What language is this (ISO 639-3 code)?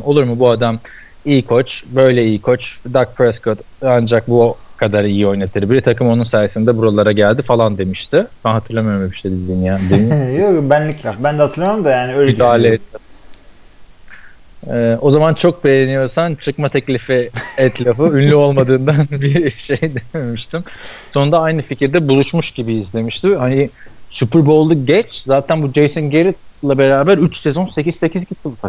tur